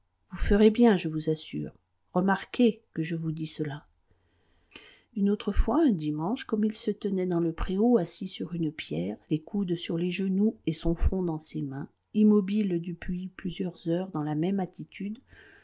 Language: French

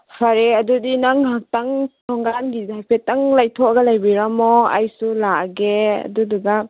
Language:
Manipuri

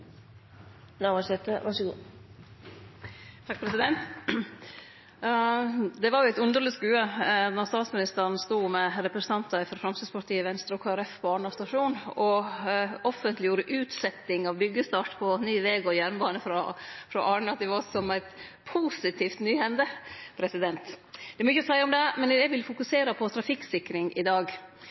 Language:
Norwegian Nynorsk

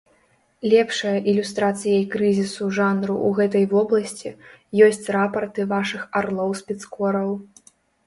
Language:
Belarusian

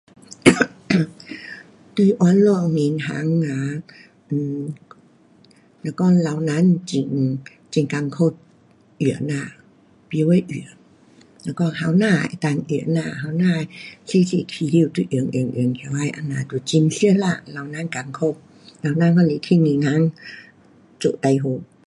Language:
Pu-Xian Chinese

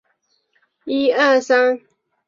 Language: Chinese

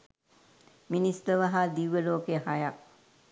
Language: Sinhala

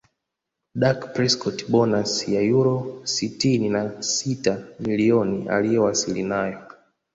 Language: Swahili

